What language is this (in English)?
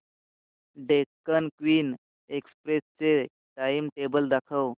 Marathi